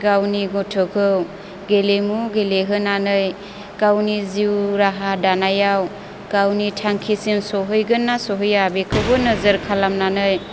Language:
Bodo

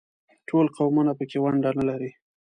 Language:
Pashto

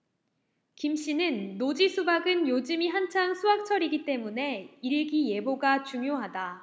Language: Korean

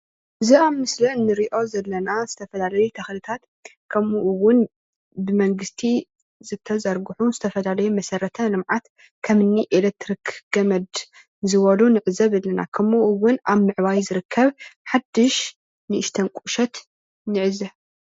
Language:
Tigrinya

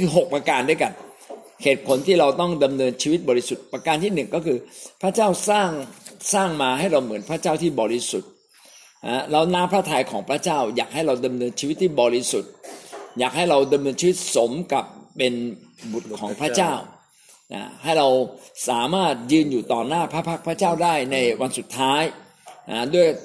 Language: Thai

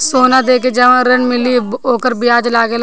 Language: Bhojpuri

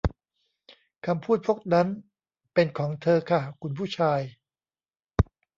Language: Thai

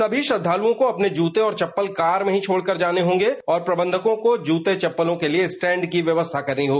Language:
Hindi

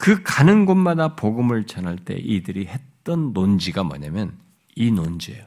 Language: Korean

